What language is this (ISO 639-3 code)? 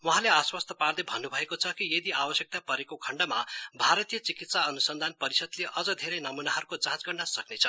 nep